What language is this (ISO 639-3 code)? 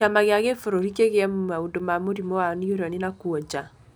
kik